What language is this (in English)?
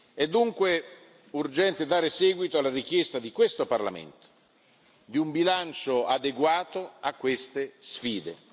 Italian